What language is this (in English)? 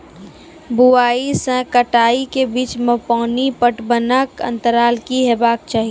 Maithili